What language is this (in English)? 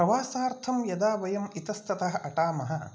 Sanskrit